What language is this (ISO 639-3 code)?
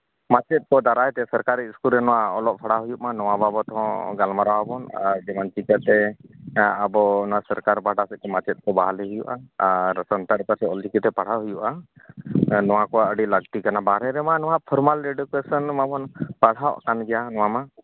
sat